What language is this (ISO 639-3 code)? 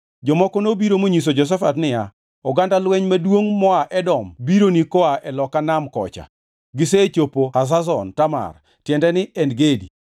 luo